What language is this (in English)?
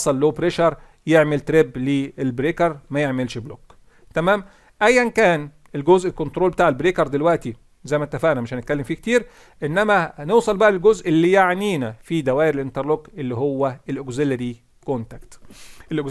Arabic